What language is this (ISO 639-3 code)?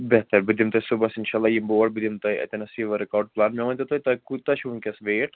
kas